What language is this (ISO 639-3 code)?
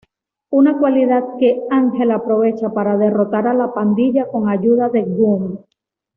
spa